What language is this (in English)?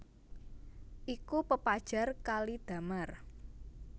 Javanese